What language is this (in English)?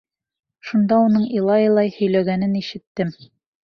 Bashkir